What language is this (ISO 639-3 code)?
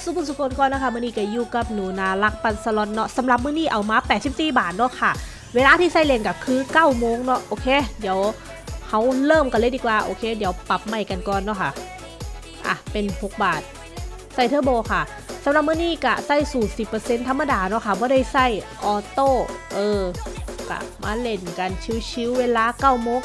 tha